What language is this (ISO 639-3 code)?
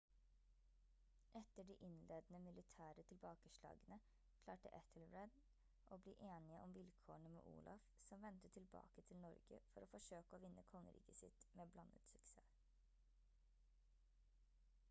nob